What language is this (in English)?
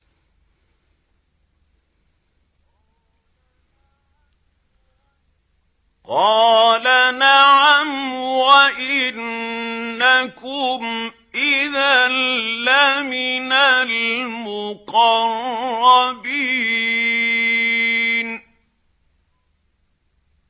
Arabic